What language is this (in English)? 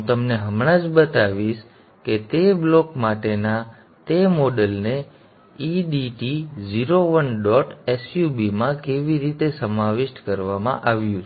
Gujarati